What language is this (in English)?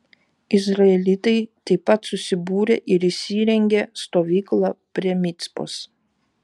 Lithuanian